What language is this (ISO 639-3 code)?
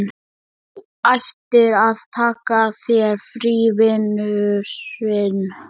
isl